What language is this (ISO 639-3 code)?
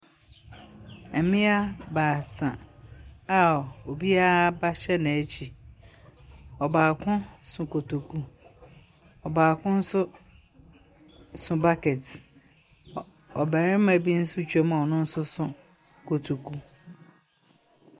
aka